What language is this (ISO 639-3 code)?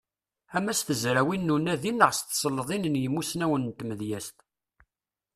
kab